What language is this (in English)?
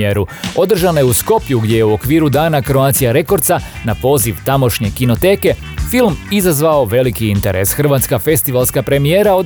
Croatian